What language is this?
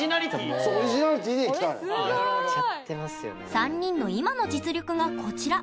Japanese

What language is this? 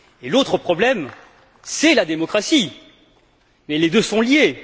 French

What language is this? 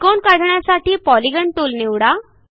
Marathi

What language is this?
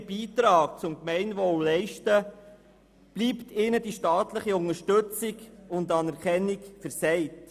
Swiss German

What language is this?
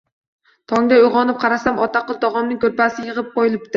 Uzbek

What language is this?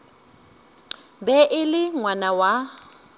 Northern Sotho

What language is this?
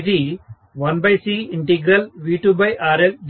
Telugu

